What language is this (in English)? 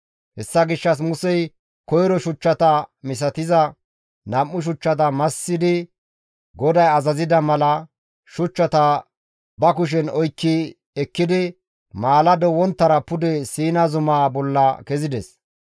Gamo